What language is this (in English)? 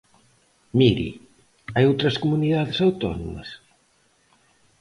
Galician